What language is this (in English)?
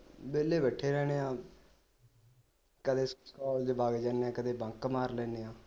Punjabi